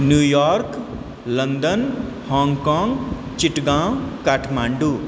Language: Maithili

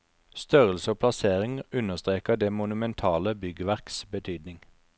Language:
Norwegian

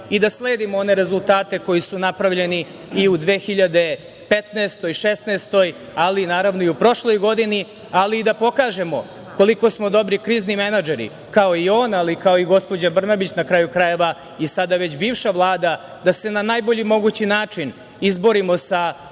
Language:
Serbian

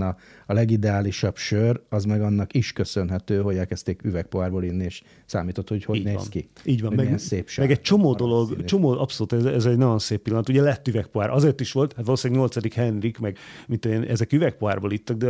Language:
Hungarian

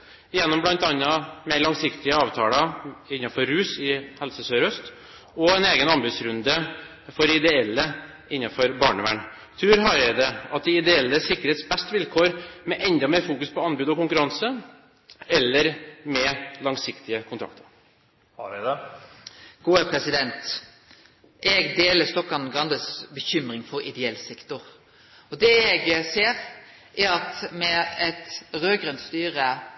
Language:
Norwegian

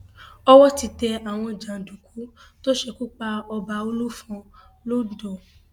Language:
Yoruba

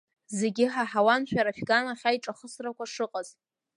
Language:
Abkhazian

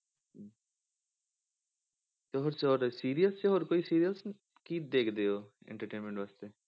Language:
Punjabi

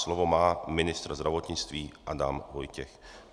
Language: Czech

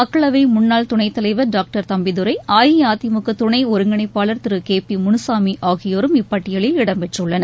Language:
Tamil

